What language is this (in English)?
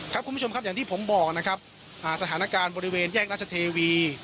Thai